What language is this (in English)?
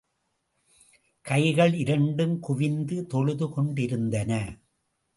Tamil